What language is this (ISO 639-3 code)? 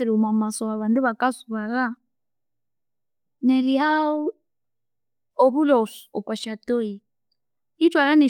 koo